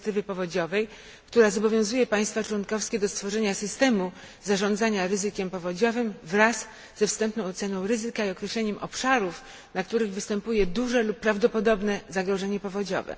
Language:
Polish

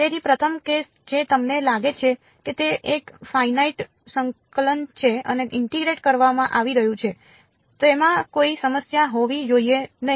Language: Gujarati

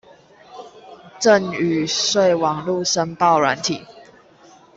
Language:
Chinese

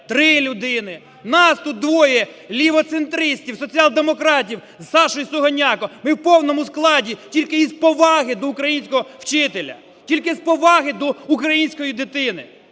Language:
Ukrainian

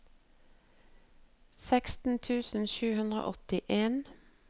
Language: Norwegian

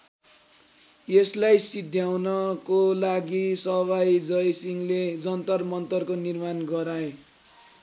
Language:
Nepali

